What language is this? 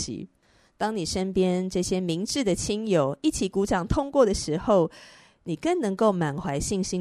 Chinese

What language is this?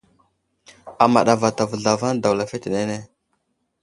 Wuzlam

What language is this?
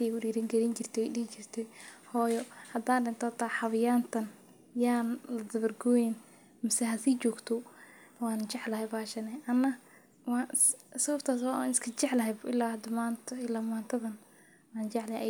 Somali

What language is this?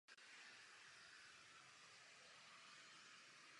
Czech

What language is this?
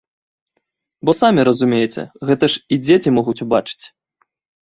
Belarusian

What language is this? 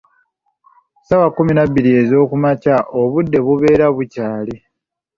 Ganda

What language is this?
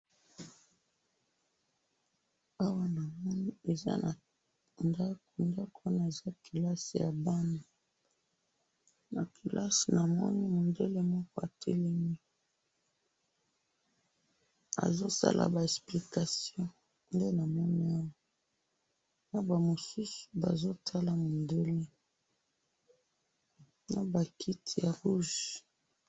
Lingala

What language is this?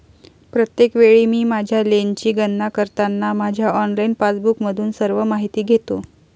Marathi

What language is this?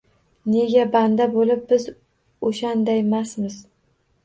Uzbek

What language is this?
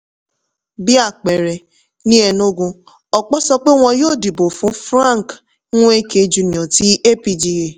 Yoruba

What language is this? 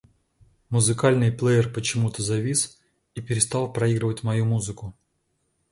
Russian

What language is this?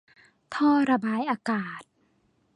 Thai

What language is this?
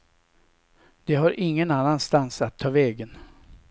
Swedish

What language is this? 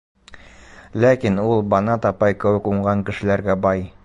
Bashkir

